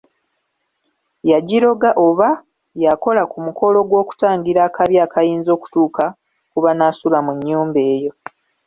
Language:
Ganda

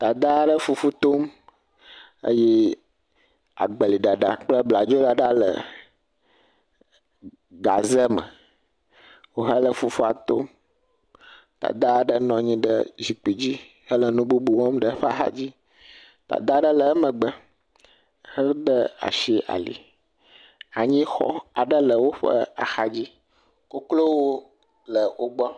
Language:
Ewe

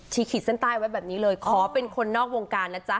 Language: Thai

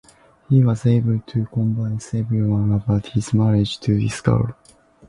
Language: English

